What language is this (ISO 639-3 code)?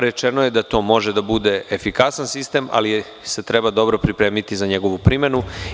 srp